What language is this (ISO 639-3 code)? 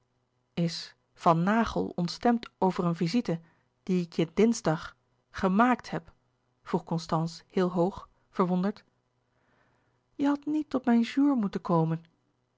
nld